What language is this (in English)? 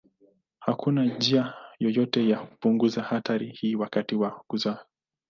Swahili